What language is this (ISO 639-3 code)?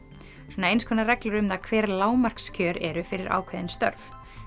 isl